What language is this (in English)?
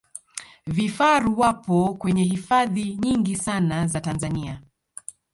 Swahili